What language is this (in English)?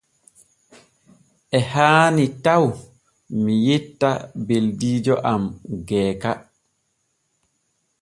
Borgu Fulfulde